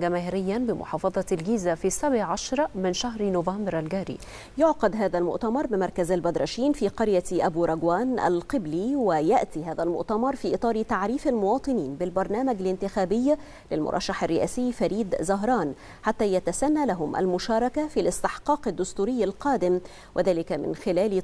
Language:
Arabic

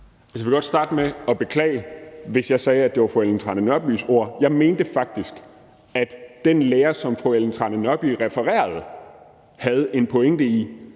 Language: Danish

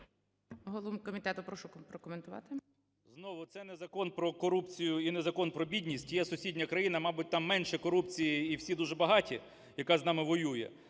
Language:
Ukrainian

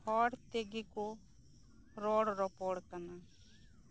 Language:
Santali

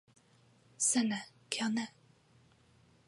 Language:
Esperanto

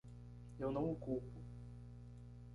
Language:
Portuguese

